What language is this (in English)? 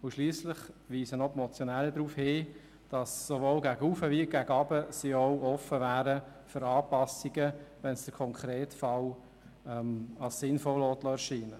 Swiss German